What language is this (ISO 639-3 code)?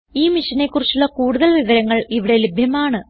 mal